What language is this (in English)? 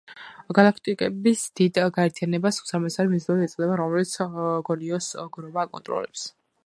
Georgian